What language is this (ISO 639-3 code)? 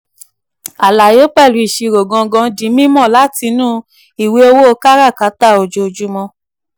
yor